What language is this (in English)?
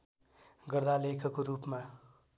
Nepali